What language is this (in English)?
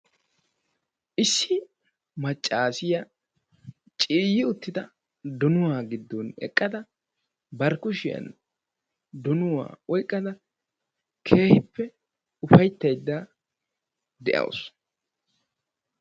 Wolaytta